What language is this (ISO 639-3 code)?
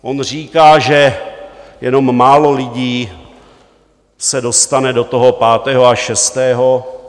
ces